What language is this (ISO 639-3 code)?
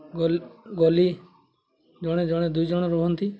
ori